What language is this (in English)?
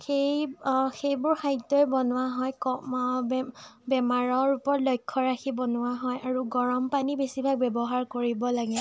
Assamese